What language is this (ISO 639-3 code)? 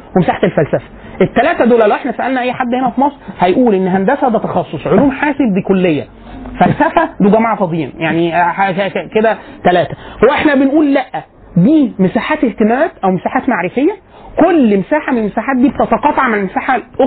ara